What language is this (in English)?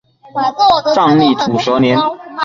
Chinese